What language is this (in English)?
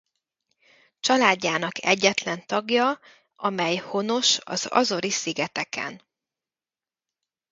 Hungarian